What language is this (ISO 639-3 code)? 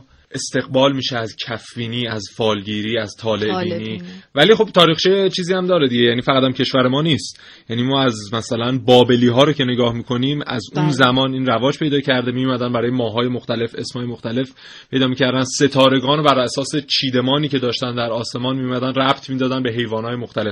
fas